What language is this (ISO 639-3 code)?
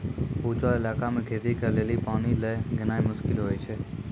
mai